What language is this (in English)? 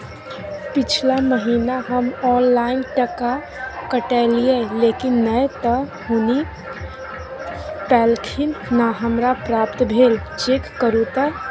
Maithili